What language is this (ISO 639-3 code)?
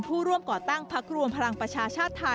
tha